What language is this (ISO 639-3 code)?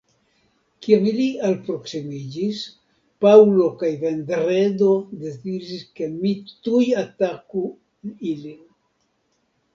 epo